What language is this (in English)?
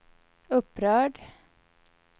Swedish